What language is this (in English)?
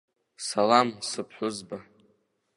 Abkhazian